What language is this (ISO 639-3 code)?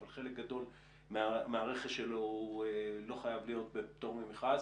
heb